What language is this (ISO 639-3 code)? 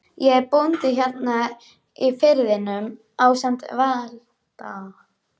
isl